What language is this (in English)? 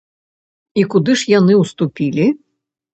Belarusian